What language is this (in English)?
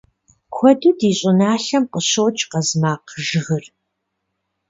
Kabardian